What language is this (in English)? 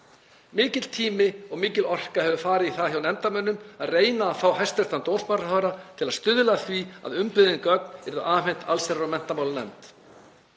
Icelandic